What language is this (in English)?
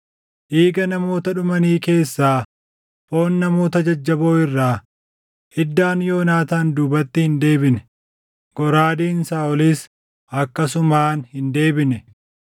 Oromo